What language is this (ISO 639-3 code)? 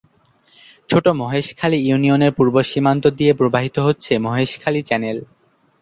ben